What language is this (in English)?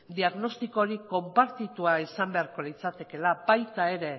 Basque